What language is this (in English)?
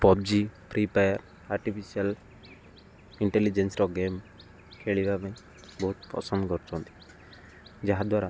Odia